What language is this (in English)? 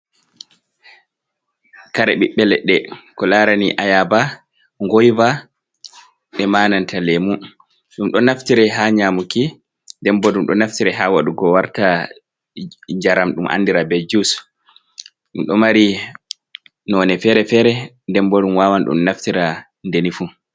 Fula